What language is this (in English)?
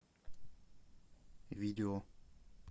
Russian